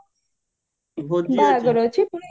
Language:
Odia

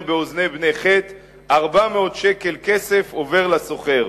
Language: Hebrew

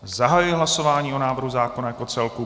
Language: Czech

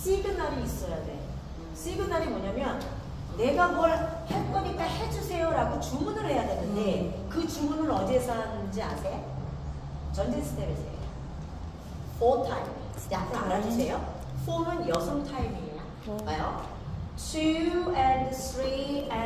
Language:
Korean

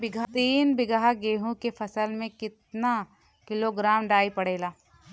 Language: Bhojpuri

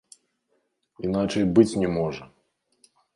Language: Belarusian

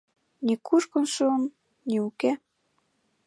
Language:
Mari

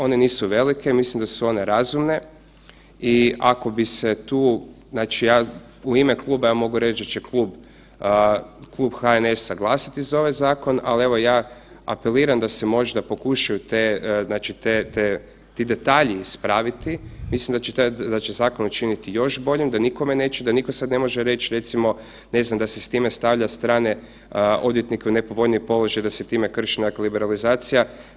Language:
Croatian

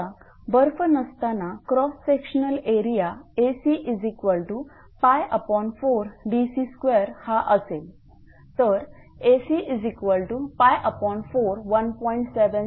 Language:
Marathi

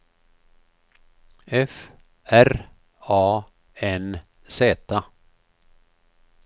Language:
Swedish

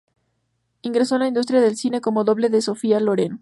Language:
Spanish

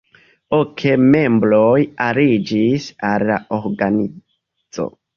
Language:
Esperanto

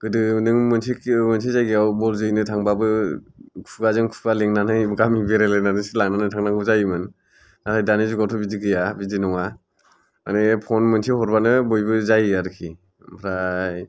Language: Bodo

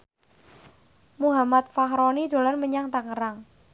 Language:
Javanese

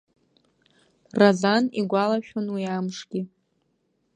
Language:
Abkhazian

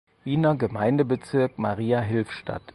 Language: German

